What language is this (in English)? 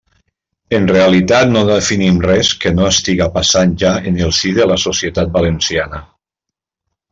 Catalan